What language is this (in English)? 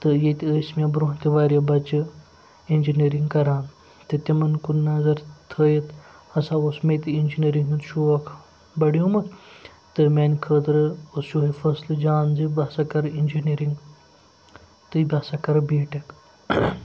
Kashmiri